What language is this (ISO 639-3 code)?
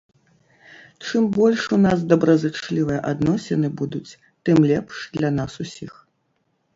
bel